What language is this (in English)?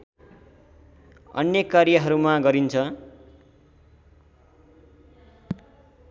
Nepali